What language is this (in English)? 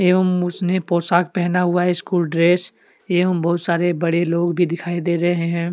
Hindi